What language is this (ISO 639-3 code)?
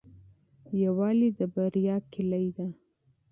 pus